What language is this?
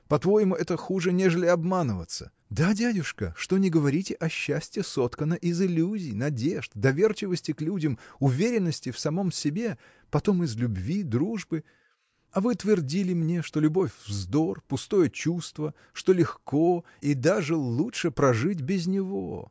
Russian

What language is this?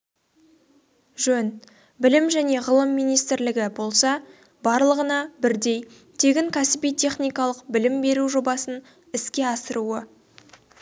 Kazakh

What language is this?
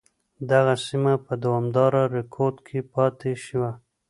Pashto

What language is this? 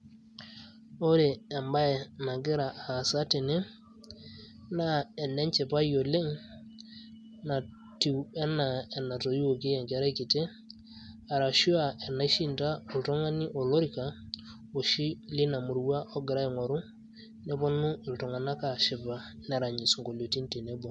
Masai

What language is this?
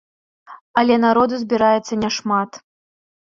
Belarusian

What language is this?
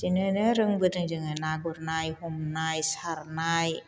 Bodo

